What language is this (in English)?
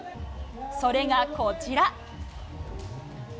Japanese